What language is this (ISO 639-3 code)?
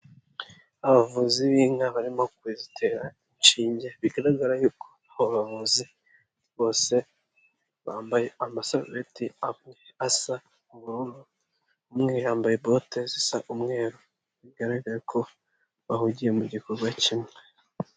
kin